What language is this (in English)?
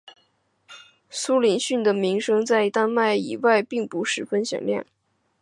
Chinese